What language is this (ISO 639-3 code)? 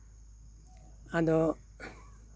sat